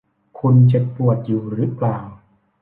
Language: Thai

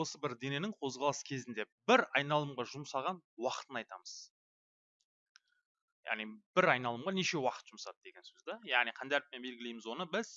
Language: Turkish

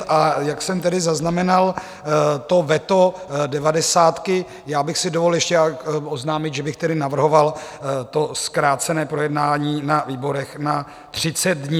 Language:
Czech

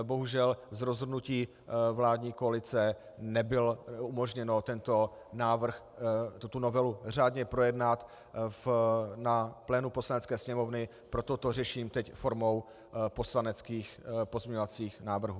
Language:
Czech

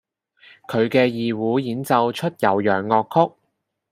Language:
Cantonese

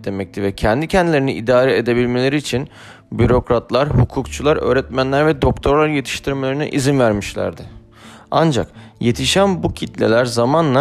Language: Turkish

